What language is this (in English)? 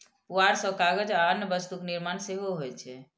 Maithili